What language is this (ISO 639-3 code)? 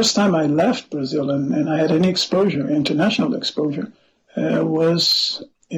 eng